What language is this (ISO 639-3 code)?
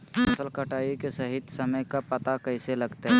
mag